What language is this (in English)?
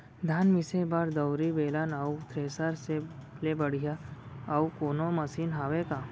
Chhattisgarhi